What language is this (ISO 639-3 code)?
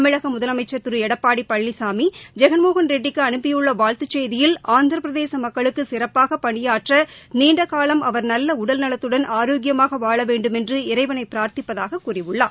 tam